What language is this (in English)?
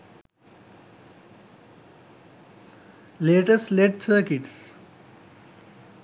Sinhala